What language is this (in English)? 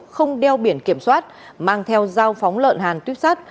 Vietnamese